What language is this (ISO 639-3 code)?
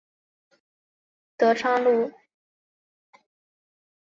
zho